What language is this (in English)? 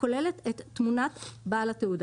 Hebrew